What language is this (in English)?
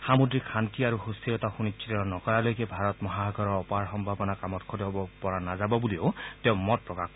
Assamese